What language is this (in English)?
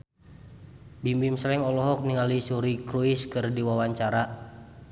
Sundanese